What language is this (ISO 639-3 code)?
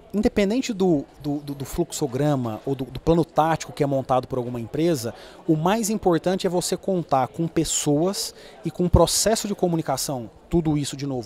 por